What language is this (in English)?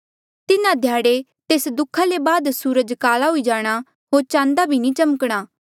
Mandeali